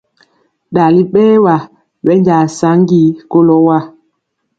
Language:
Mpiemo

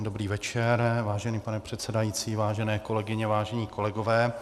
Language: Czech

